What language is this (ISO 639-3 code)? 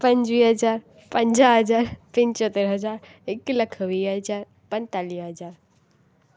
snd